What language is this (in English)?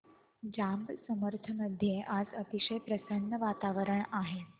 Marathi